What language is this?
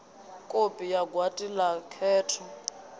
Venda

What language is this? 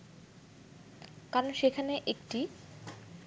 Bangla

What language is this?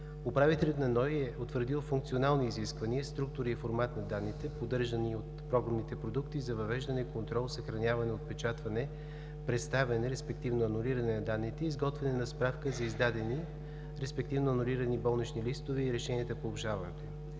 Bulgarian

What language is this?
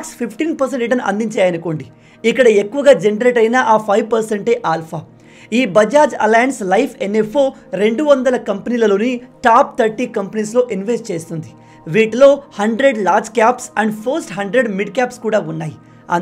Telugu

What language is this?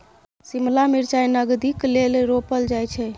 Maithili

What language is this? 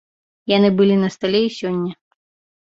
Belarusian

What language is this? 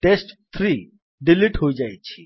Odia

